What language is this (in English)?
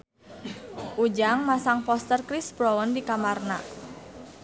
Sundanese